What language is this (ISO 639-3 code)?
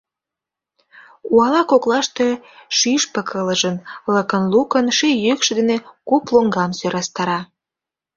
chm